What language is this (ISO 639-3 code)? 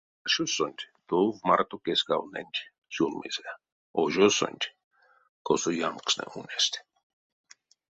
myv